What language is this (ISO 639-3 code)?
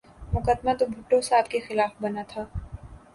urd